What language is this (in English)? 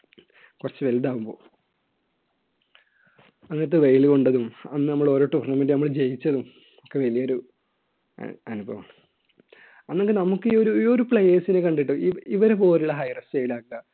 Malayalam